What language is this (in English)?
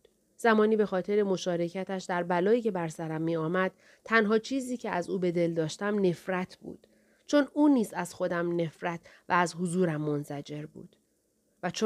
Persian